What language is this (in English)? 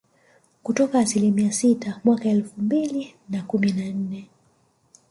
Swahili